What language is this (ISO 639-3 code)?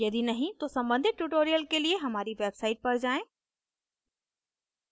hin